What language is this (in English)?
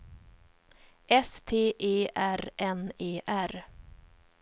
Swedish